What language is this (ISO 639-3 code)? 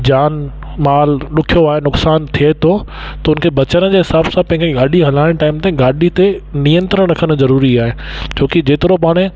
snd